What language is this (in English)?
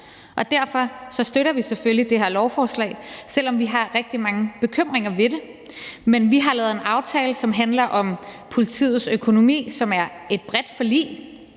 Danish